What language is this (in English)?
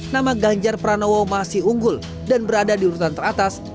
Indonesian